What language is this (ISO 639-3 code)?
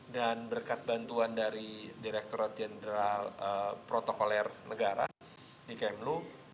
ind